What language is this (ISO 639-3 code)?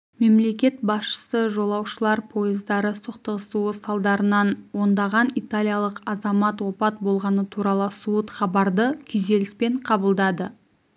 kaz